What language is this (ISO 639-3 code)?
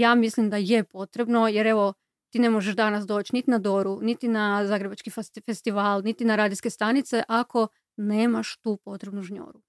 hrv